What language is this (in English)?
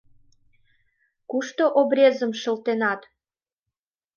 Mari